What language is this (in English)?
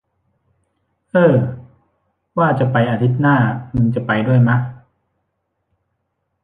Thai